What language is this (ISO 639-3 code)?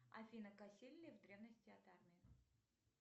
rus